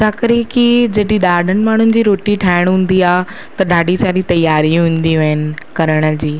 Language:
Sindhi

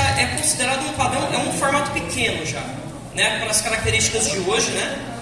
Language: Portuguese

